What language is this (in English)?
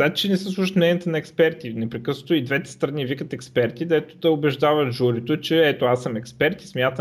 Bulgarian